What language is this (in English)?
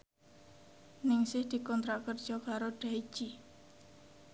Javanese